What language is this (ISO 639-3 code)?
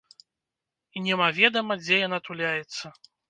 bel